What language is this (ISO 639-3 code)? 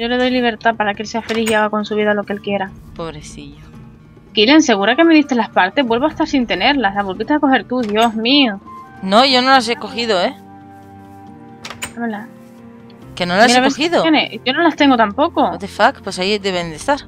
spa